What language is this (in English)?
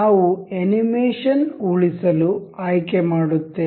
Kannada